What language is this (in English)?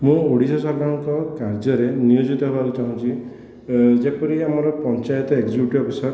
Odia